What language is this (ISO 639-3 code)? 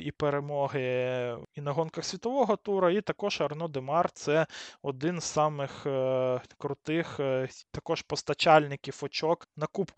ukr